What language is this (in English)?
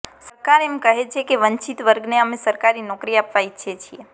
Gujarati